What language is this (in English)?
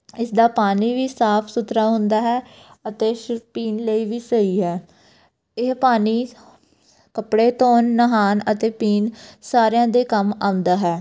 Punjabi